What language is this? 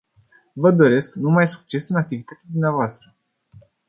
Romanian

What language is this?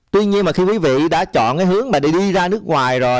Vietnamese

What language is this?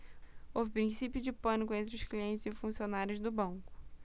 Portuguese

